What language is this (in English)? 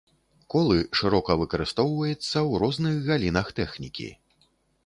Belarusian